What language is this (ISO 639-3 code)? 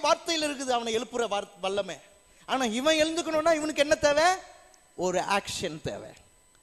tam